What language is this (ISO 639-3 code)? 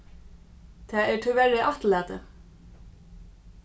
fao